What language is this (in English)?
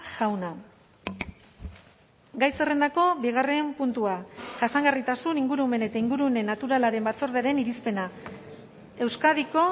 Basque